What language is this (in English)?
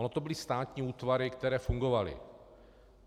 Czech